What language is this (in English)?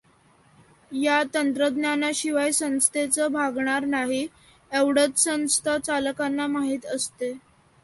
Marathi